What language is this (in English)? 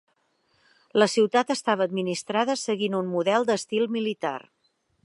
Catalan